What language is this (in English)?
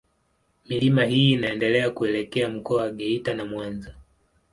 Swahili